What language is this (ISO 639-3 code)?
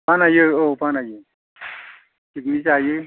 brx